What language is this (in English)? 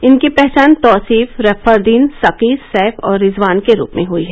Hindi